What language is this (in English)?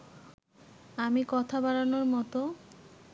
Bangla